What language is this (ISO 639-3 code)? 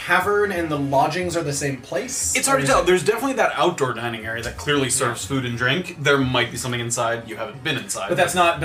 eng